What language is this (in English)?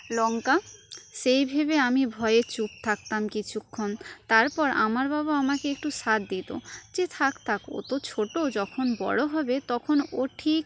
Bangla